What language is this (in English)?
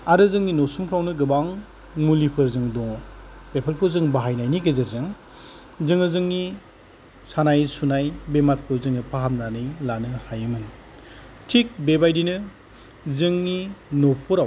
Bodo